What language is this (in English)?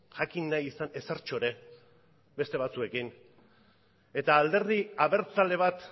Basque